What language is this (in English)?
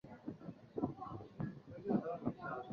Chinese